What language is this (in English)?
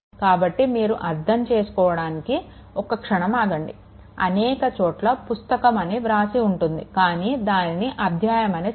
Telugu